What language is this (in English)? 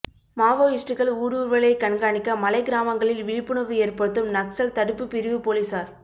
Tamil